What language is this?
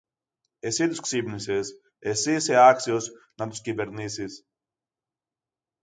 Greek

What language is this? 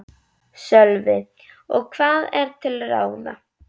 Icelandic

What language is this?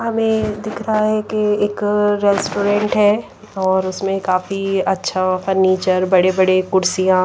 Hindi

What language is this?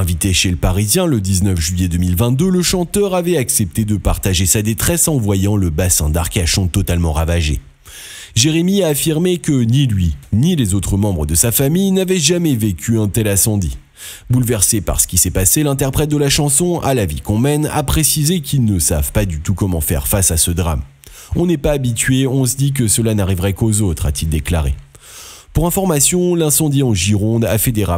French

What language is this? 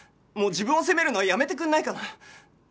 Japanese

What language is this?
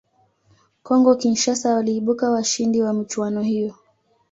Swahili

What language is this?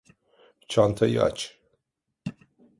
Turkish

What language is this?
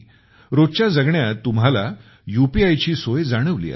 Marathi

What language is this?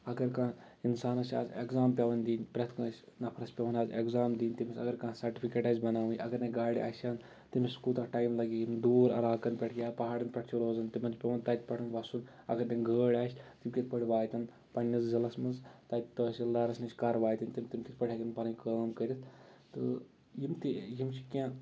Kashmiri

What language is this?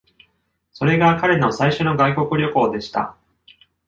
Japanese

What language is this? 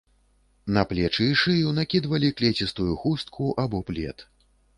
Belarusian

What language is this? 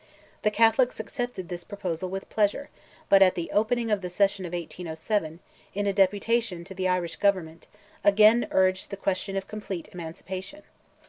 English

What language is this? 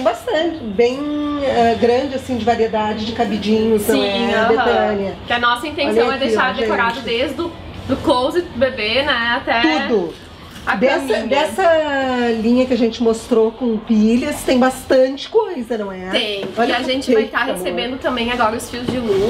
Portuguese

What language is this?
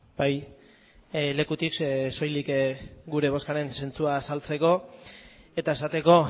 Basque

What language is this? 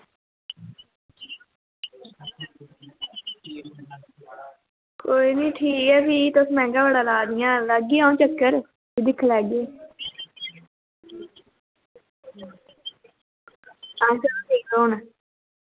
Dogri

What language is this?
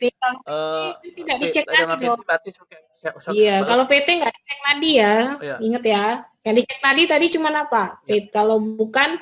Indonesian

